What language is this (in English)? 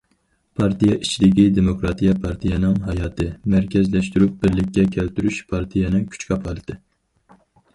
Uyghur